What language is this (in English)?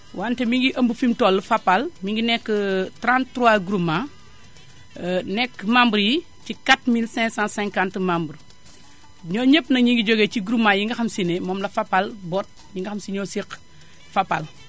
Wolof